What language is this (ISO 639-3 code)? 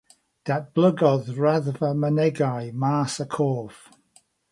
cym